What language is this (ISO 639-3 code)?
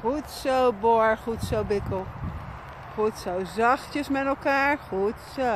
nld